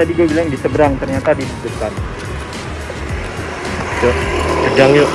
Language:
Indonesian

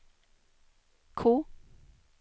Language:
Swedish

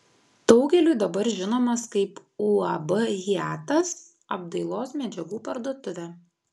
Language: Lithuanian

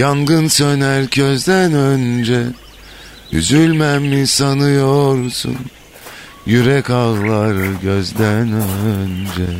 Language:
Turkish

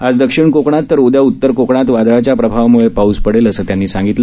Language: Marathi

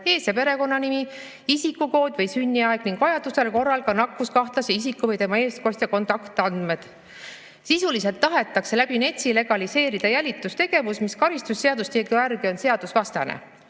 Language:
Estonian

